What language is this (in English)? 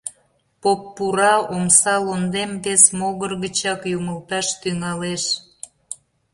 Mari